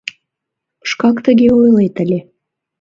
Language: Mari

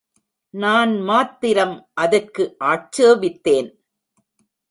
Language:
Tamil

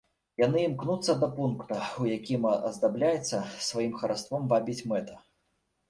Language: Belarusian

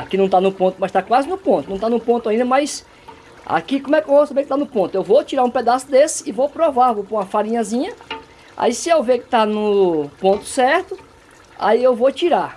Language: Portuguese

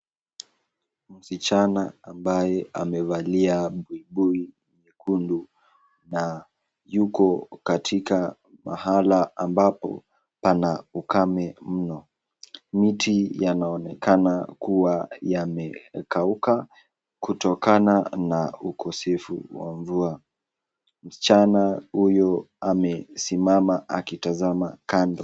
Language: Swahili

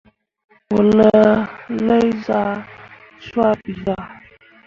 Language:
Mundang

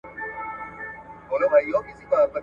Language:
Pashto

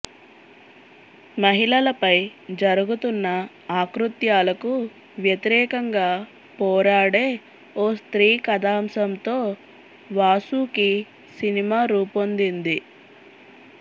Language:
Telugu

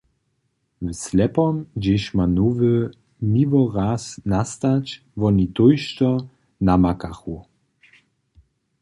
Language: Upper Sorbian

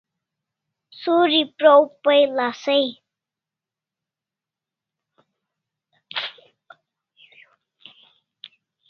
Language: Kalasha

